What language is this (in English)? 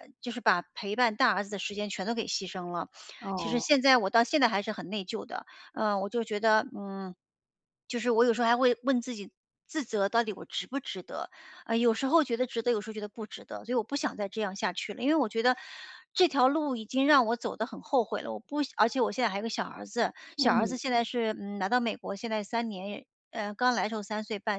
Chinese